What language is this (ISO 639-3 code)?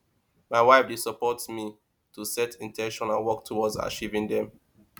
pcm